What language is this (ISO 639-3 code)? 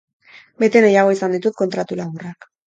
eus